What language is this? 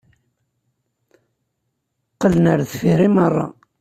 Kabyle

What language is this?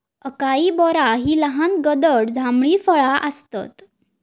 Marathi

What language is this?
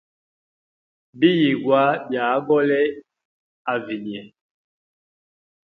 Hemba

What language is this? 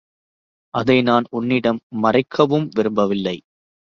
Tamil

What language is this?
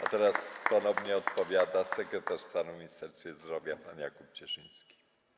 Polish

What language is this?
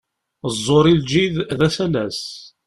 Kabyle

